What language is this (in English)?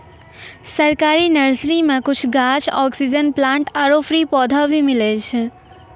Maithili